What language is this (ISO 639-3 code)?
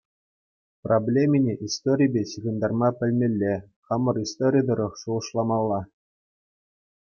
chv